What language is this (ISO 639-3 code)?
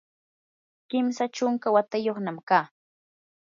qur